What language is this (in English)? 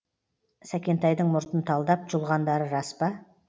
Kazakh